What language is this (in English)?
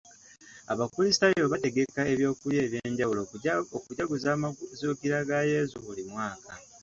Ganda